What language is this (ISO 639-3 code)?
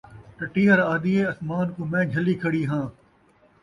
skr